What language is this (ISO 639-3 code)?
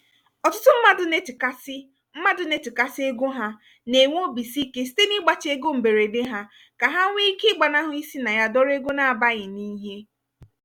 ibo